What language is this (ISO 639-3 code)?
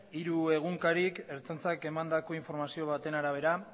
eus